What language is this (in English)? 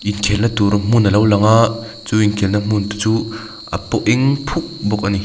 Mizo